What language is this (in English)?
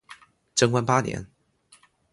Chinese